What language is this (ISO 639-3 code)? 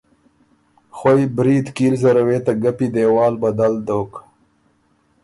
oru